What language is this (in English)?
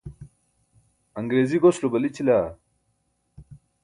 Burushaski